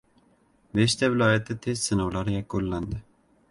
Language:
Uzbek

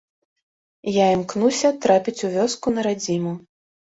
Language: Belarusian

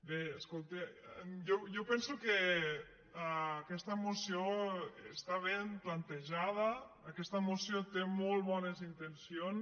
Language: Catalan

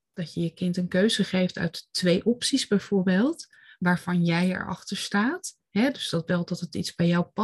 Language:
Dutch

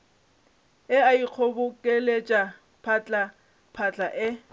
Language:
Northern Sotho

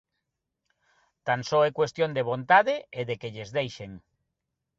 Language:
Galician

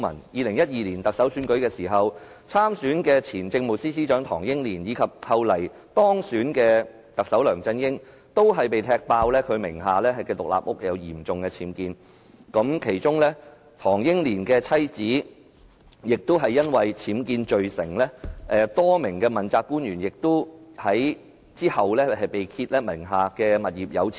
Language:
Cantonese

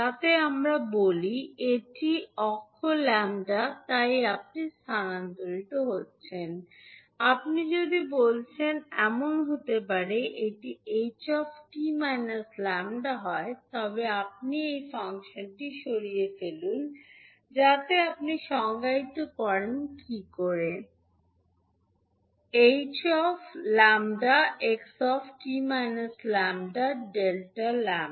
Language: Bangla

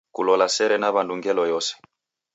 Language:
Taita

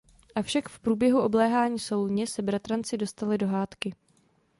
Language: Czech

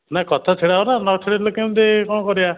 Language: Odia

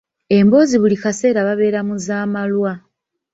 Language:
Ganda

